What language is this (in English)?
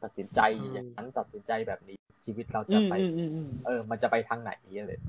Thai